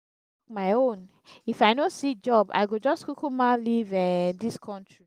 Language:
Nigerian Pidgin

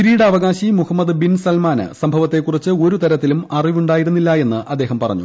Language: Malayalam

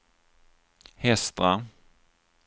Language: Swedish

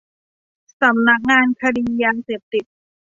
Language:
Thai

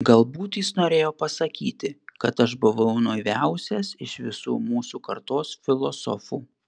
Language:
Lithuanian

